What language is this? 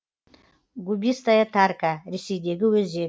Kazakh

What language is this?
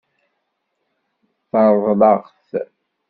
Kabyle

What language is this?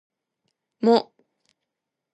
Japanese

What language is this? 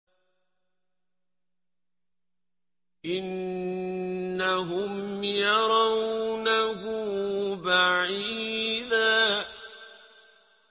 Arabic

